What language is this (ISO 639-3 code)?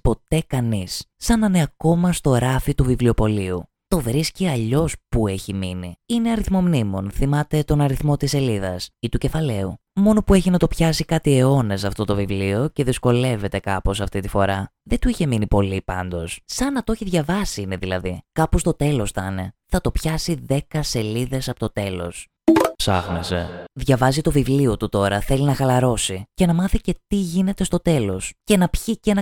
ell